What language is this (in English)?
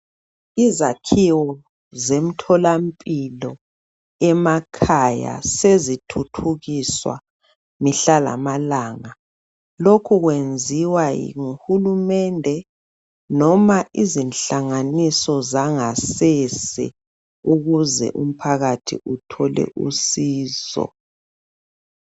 North Ndebele